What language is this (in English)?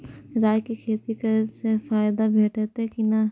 Maithili